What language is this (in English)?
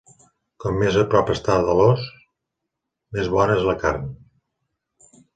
Catalan